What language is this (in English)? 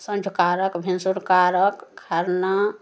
Maithili